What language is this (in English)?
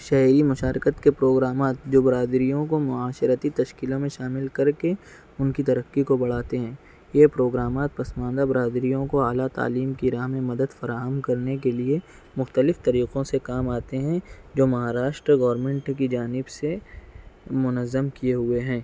Urdu